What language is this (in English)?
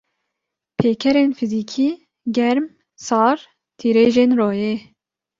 Kurdish